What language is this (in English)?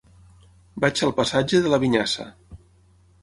Catalan